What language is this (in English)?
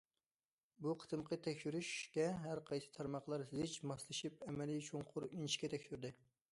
Uyghur